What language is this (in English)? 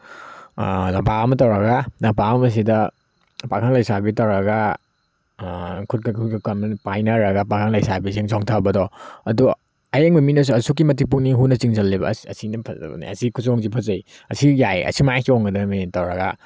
Manipuri